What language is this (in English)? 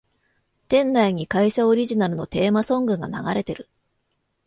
Japanese